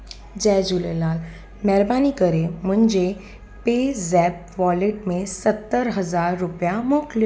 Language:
Sindhi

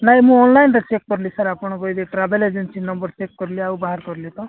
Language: Odia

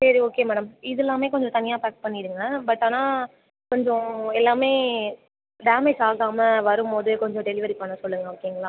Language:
Tamil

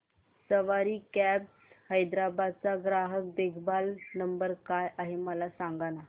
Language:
Marathi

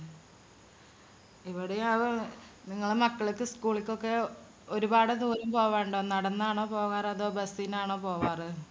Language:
Malayalam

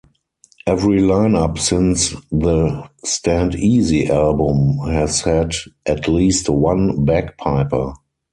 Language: English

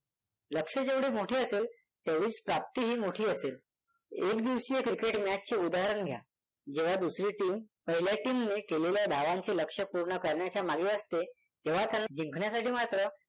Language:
Marathi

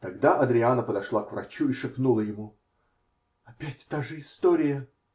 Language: Russian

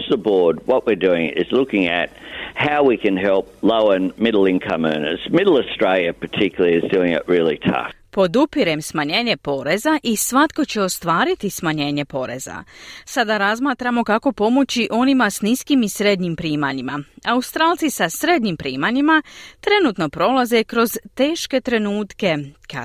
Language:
Croatian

